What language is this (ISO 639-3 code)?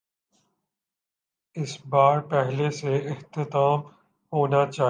urd